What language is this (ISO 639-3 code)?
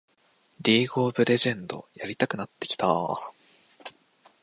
jpn